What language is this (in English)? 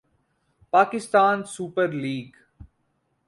Urdu